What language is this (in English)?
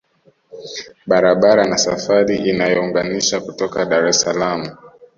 Swahili